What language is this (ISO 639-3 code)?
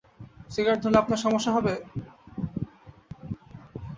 ben